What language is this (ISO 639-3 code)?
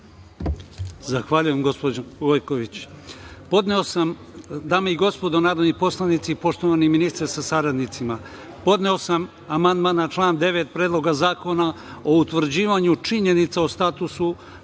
srp